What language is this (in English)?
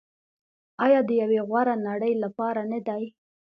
Pashto